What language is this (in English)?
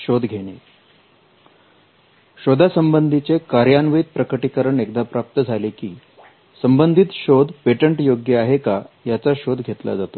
Marathi